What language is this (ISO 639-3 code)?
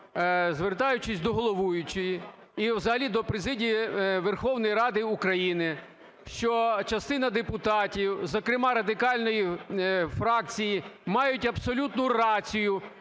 ukr